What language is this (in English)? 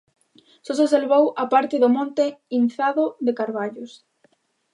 Galician